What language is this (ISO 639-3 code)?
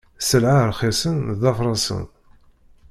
kab